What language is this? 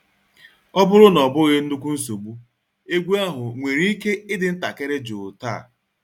Igbo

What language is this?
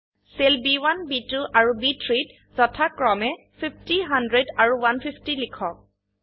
Assamese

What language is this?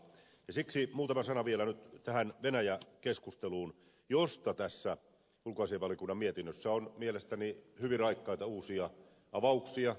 Finnish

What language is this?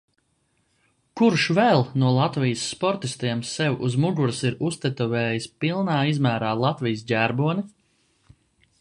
Latvian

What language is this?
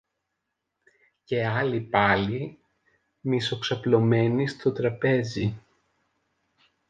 Greek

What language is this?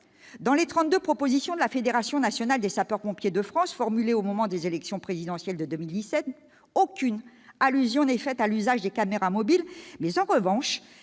French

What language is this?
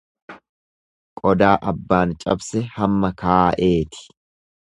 Oromo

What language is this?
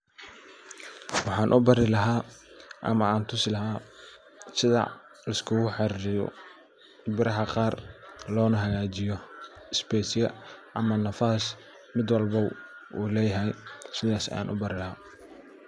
Somali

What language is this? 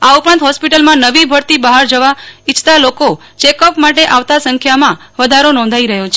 Gujarati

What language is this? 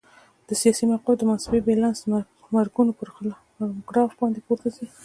Pashto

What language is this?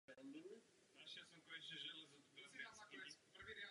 Czech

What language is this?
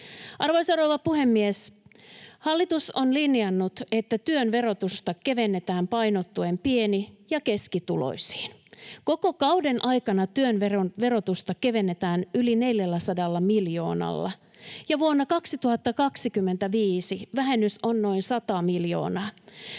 Finnish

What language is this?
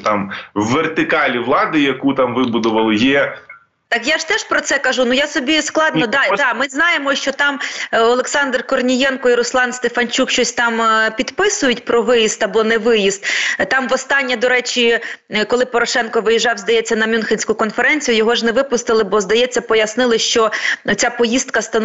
Ukrainian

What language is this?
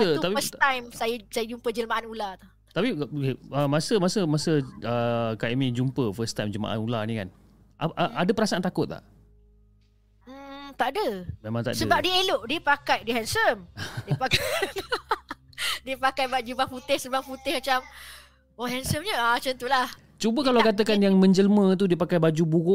Malay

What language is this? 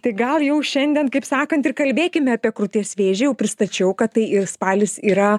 Lithuanian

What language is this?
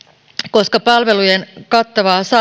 Finnish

